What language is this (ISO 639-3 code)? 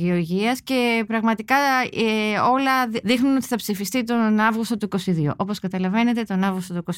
ell